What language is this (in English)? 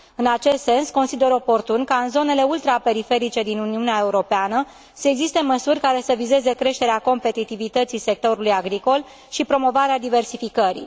Romanian